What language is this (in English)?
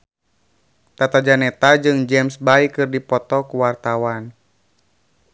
Sundanese